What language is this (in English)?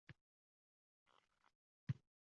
Uzbek